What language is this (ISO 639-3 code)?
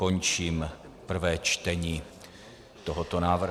ces